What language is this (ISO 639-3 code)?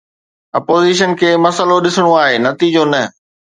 snd